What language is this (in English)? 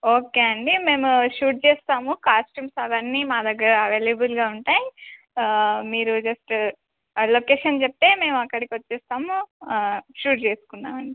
Telugu